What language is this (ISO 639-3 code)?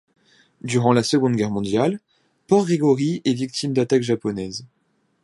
fra